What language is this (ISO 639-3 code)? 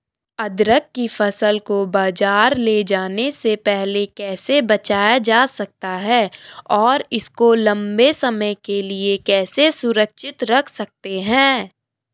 hin